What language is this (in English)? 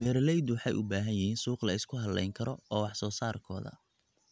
Somali